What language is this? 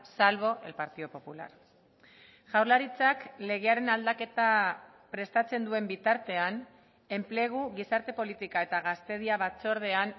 Basque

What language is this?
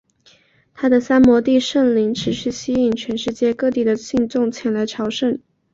Chinese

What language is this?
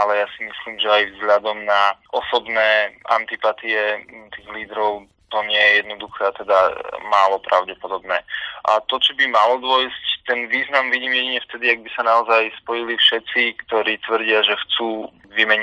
Slovak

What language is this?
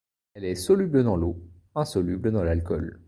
French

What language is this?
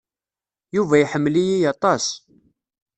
Kabyle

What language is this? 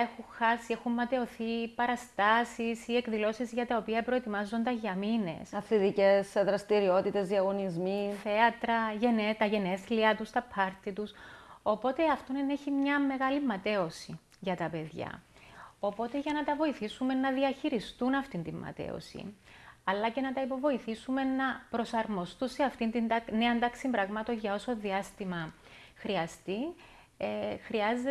Greek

